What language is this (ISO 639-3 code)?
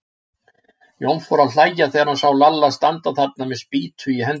isl